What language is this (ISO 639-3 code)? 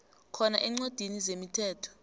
nbl